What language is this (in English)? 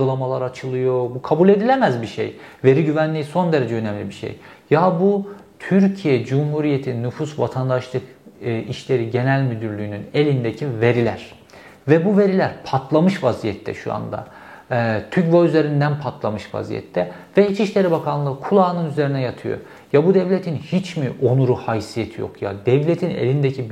Turkish